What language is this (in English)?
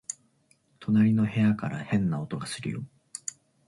Japanese